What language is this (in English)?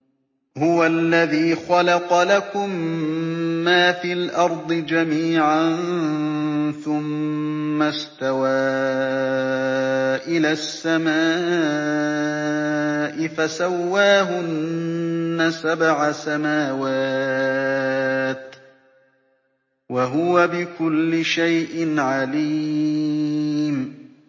Arabic